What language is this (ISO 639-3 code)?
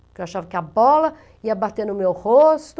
por